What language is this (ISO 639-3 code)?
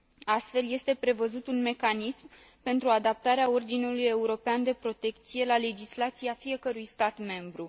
ron